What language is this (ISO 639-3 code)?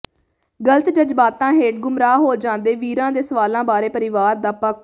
pan